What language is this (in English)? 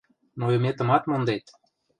Mari